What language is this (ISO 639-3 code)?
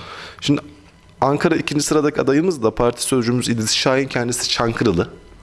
tur